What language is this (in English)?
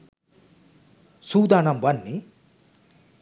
Sinhala